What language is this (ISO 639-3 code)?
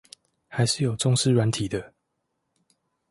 zho